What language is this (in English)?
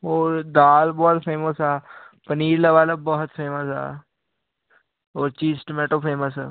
Punjabi